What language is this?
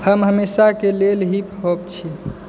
Maithili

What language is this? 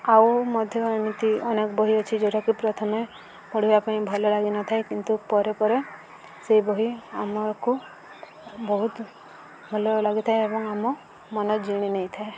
Odia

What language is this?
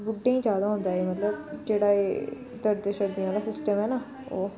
Dogri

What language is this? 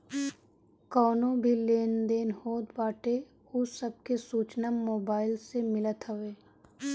Bhojpuri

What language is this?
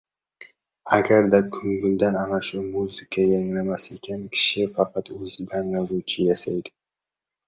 Uzbek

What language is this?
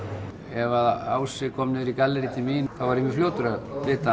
Icelandic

